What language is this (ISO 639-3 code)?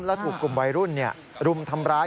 tha